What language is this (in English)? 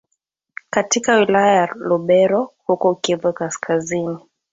Swahili